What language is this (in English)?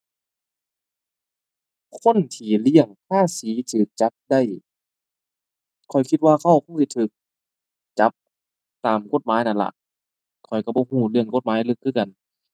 Thai